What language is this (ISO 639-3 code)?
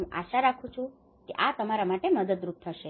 guj